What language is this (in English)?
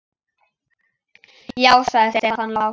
Icelandic